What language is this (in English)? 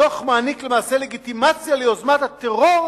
Hebrew